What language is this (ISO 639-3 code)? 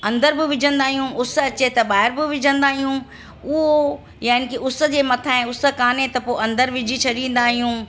snd